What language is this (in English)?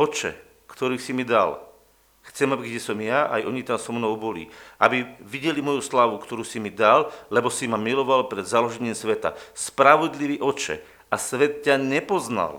Slovak